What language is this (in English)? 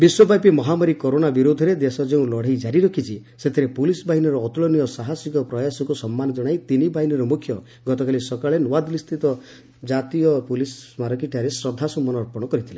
Odia